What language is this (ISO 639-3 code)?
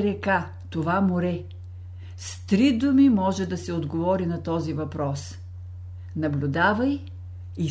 bul